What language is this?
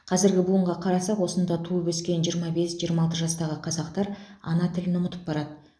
Kazakh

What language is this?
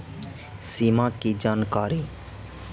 Magahi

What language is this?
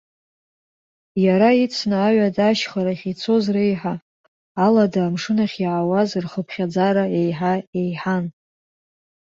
Abkhazian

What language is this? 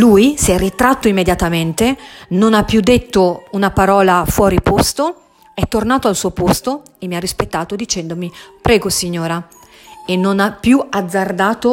Italian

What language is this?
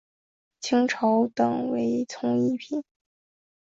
Chinese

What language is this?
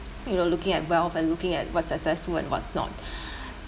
English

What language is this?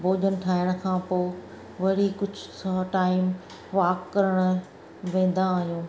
Sindhi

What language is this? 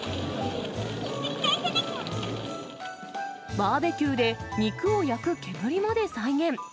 Japanese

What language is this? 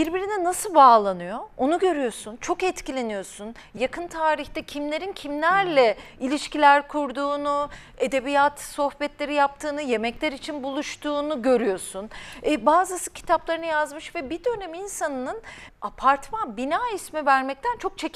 Turkish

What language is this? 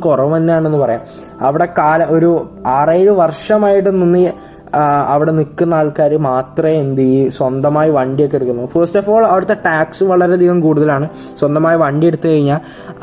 Malayalam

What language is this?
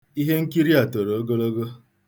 Igbo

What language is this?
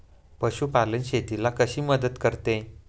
Marathi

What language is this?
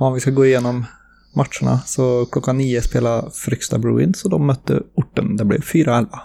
Swedish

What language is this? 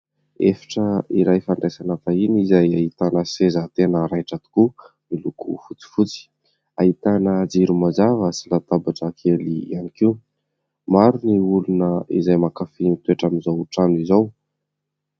Malagasy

